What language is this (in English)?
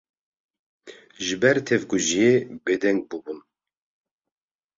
Kurdish